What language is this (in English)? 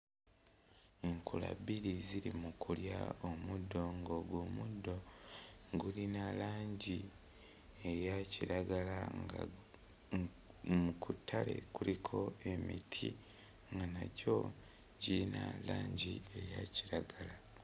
Ganda